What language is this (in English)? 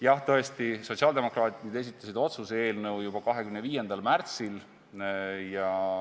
Estonian